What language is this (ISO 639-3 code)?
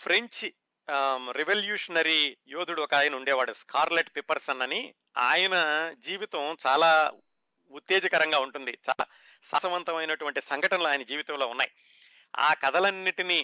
tel